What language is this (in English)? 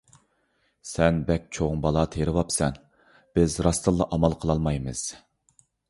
Uyghur